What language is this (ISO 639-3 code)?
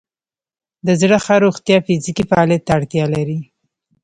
pus